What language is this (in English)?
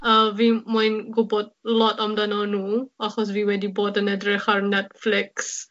Welsh